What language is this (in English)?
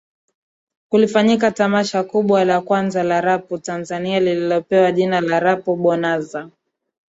Swahili